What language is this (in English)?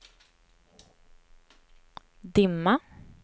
Swedish